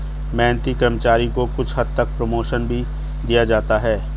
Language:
Hindi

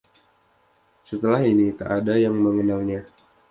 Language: Indonesian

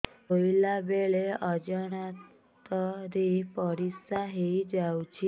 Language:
Odia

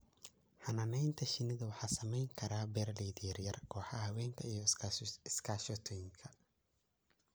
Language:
Somali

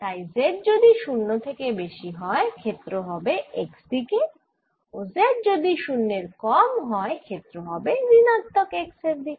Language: Bangla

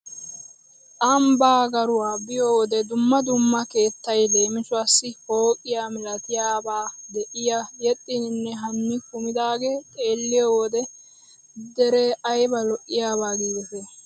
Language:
Wolaytta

